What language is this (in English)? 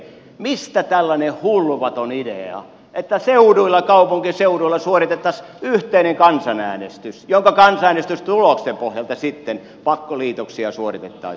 Finnish